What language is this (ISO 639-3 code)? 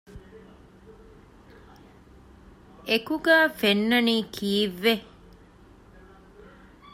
div